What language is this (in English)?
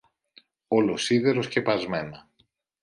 Greek